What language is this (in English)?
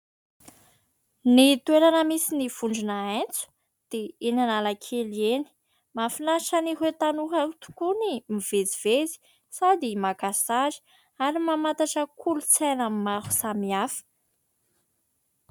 Malagasy